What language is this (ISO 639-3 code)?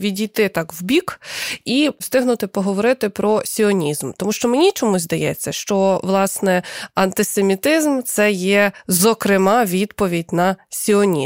ukr